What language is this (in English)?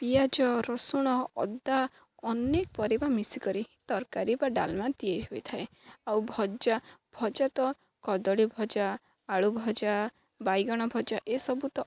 Odia